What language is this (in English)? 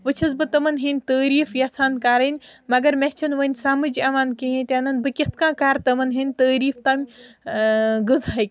Kashmiri